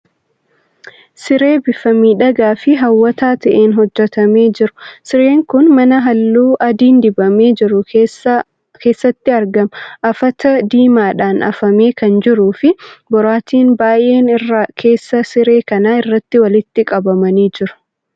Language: Oromo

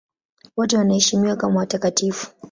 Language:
Swahili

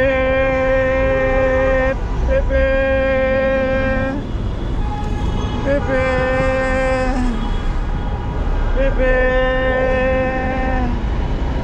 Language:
Spanish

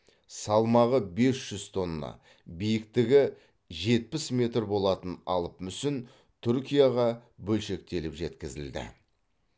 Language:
Kazakh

